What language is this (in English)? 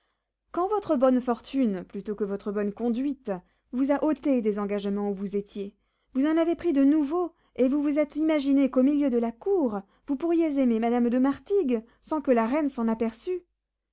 French